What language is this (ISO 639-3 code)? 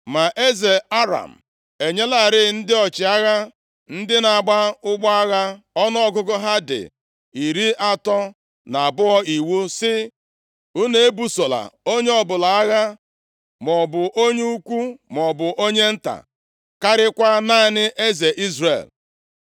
ibo